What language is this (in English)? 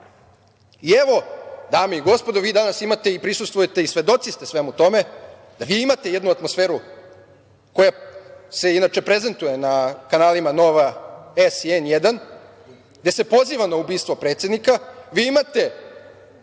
Serbian